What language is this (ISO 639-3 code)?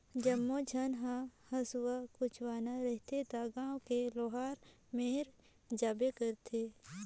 hne